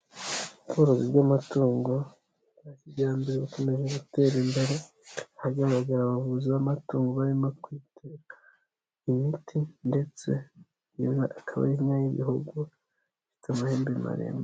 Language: Kinyarwanda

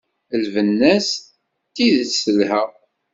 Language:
Kabyle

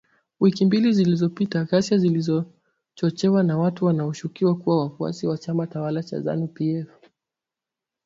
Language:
Swahili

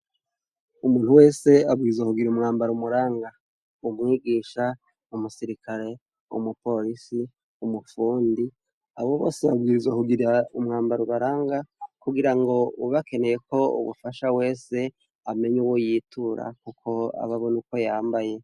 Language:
Rundi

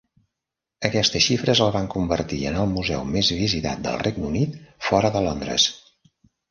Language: Catalan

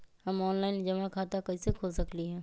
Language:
Magahi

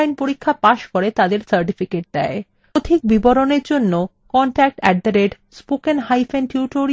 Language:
Bangla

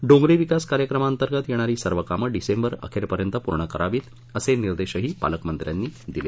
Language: Marathi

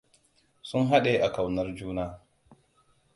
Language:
Hausa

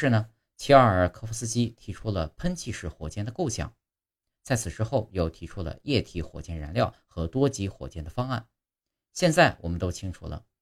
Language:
Chinese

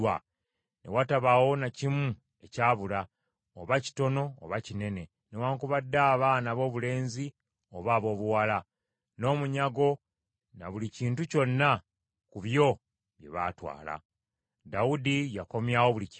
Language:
Ganda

